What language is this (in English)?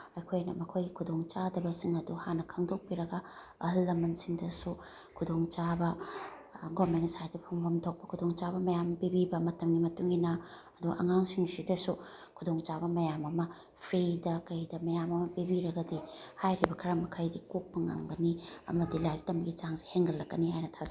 Manipuri